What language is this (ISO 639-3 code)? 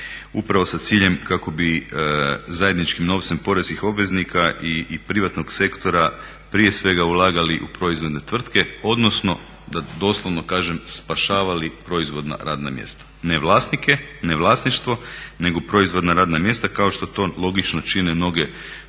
hrv